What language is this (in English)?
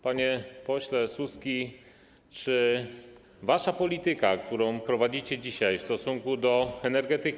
Polish